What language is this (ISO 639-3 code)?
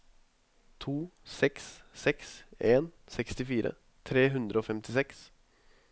nor